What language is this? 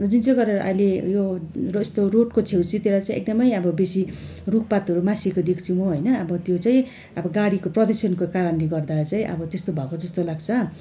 Nepali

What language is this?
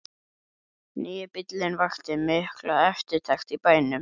Icelandic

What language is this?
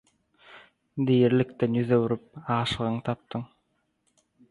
Turkmen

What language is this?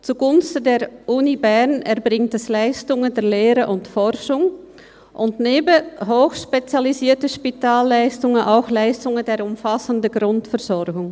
Swiss German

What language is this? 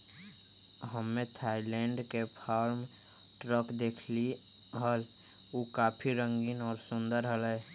Magahi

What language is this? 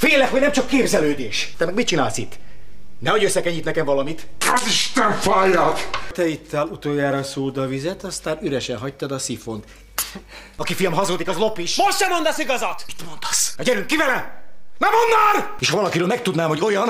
Hungarian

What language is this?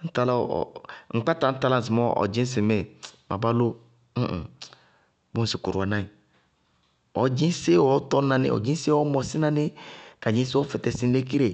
Bago-Kusuntu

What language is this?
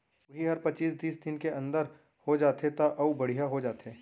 Chhattisgarhi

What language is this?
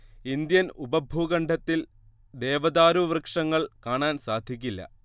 Malayalam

